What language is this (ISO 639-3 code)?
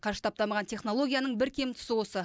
kaz